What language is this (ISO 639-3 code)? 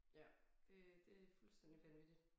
dan